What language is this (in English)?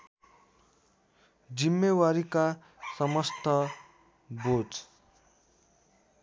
Nepali